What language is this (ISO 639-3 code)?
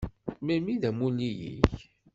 kab